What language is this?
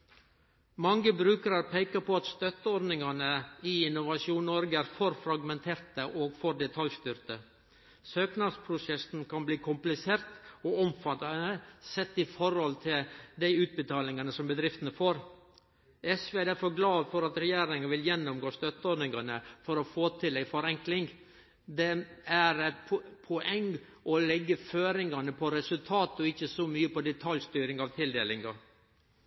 Norwegian Nynorsk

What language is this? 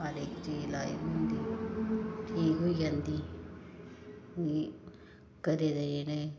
Dogri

